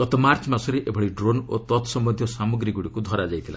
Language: Odia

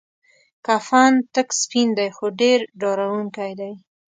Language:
Pashto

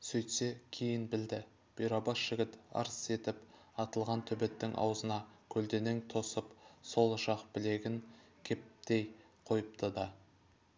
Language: Kazakh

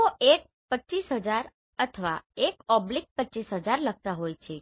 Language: Gujarati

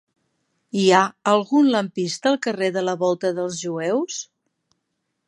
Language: Catalan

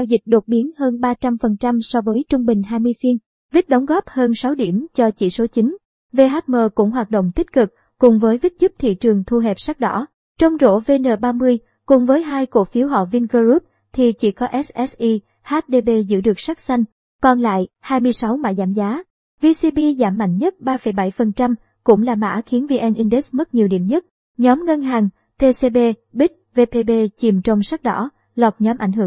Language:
Vietnamese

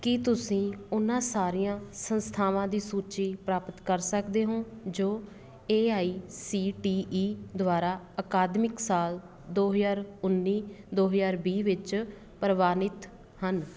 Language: Punjabi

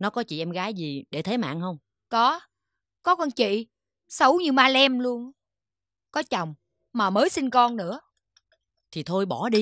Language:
Vietnamese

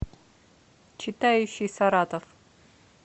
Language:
Russian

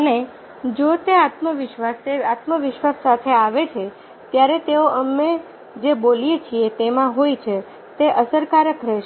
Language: Gujarati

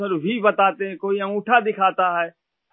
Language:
Urdu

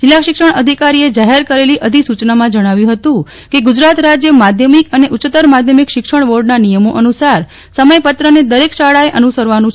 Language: Gujarati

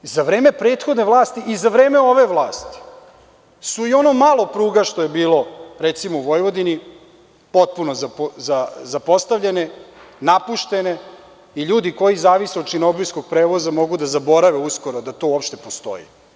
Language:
Serbian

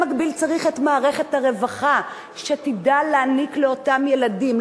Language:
Hebrew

